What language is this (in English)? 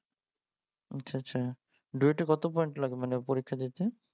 Bangla